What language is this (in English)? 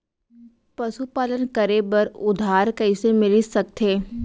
Chhattisgarhi